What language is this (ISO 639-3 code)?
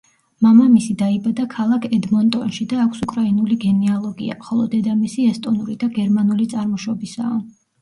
kat